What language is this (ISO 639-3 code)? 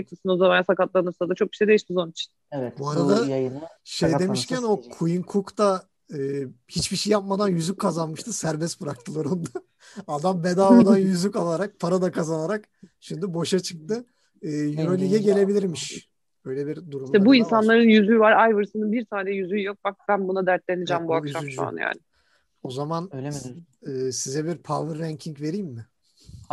tur